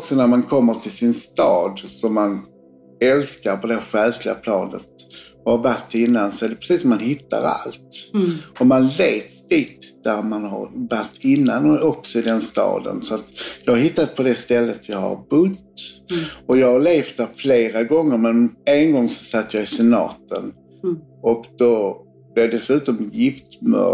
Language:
Swedish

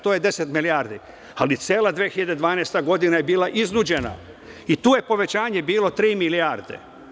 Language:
Serbian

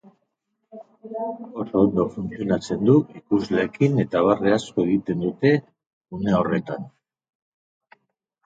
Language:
Basque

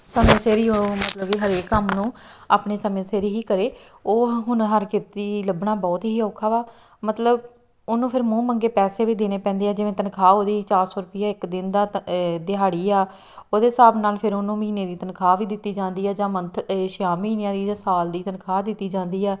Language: Punjabi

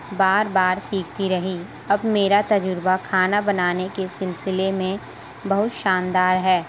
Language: Urdu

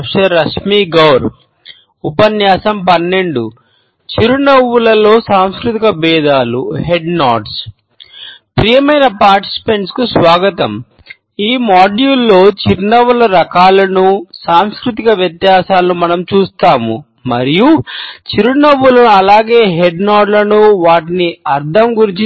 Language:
Telugu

